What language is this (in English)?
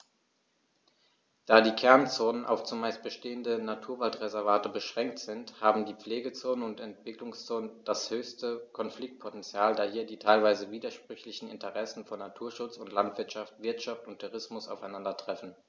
German